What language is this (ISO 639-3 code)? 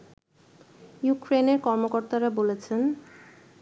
ben